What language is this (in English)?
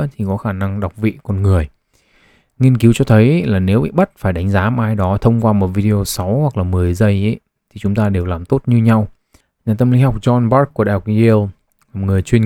Vietnamese